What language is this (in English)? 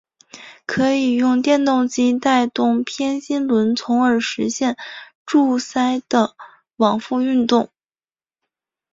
Chinese